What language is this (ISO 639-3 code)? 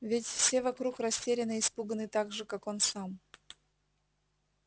rus